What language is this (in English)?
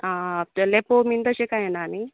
Konkani